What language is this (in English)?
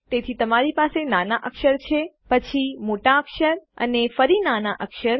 Gujarati